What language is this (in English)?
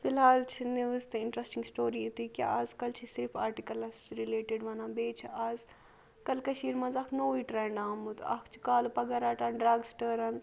Kashmiri